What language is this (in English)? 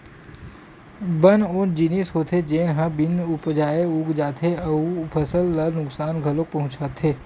Chhattisgarhi